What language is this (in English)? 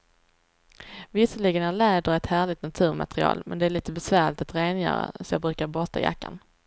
Swedish